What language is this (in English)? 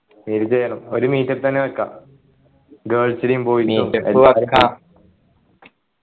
Malayalam